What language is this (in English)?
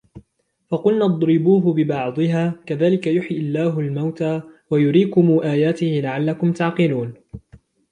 Arabic